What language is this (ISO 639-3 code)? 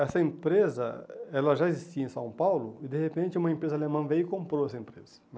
por